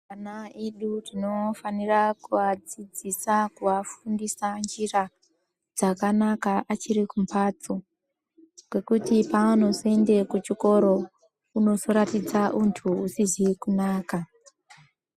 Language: Ndau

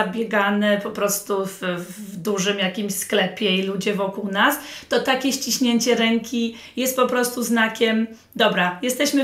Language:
Polish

